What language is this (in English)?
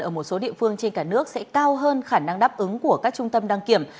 Vietnamese